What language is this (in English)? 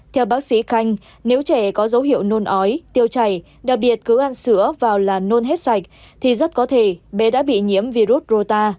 Vietnamese